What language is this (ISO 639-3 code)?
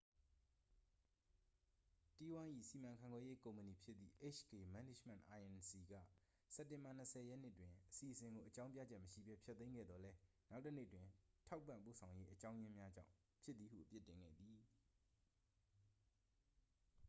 mya